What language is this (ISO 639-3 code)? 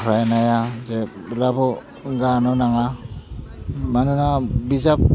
brx